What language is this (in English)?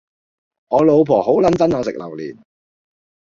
Cantonese